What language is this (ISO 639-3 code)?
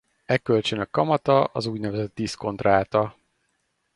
hun